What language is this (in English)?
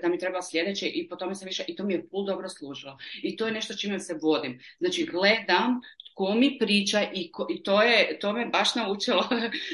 Croatian